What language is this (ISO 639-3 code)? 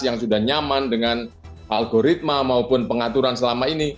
ind